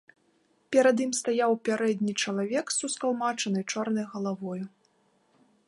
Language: Belarusian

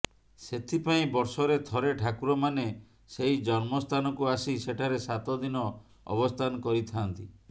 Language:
Odia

